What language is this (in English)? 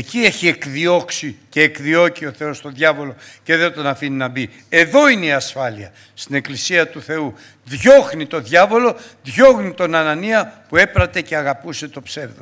Greek